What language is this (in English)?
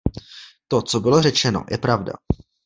Czech